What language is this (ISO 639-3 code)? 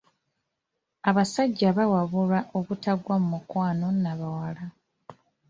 lug